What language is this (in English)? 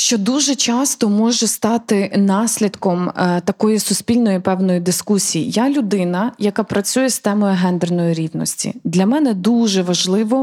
Ukrainian